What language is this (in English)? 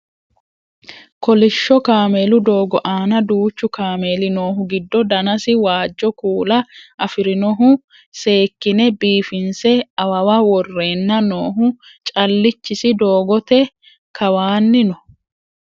Sidamo